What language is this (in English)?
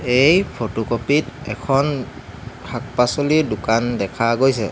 Assamese